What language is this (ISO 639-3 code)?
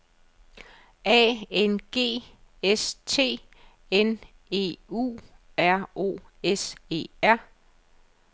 dan